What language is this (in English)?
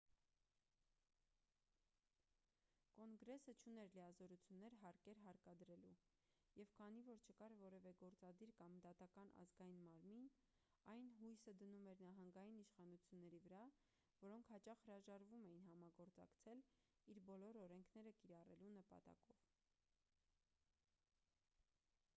Armenian